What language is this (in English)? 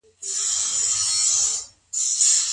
Pashto